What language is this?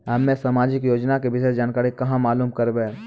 Maithili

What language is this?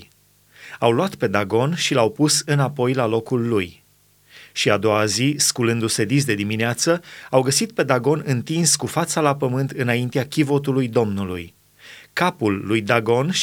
Romanian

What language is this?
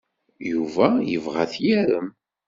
Kabyle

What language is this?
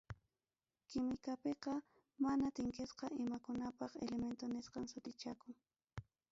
Ayacucho Quechua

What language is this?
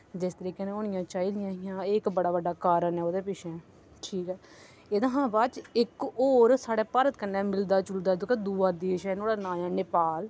Dogri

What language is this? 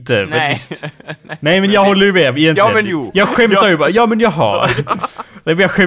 Swedish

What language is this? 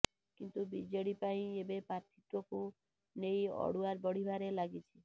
Odia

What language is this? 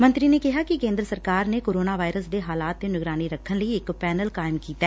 Punjabi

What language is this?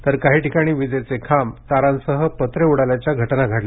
Marathi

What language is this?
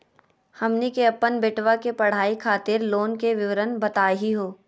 Magahi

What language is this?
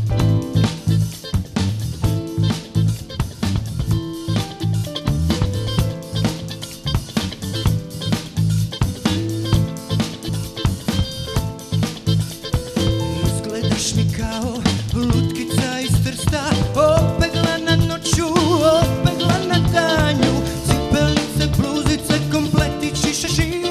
Czech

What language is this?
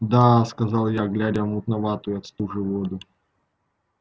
Russian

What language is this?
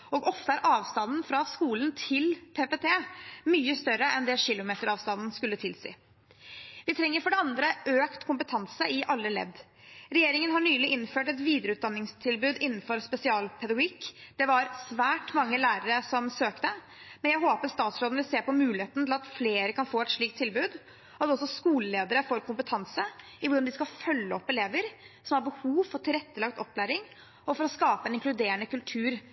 Norwegian Bokmål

